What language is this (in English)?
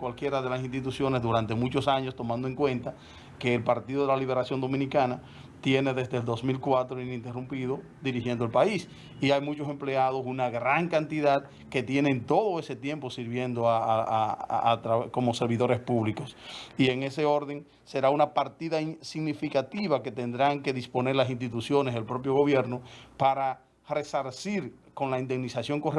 Spanish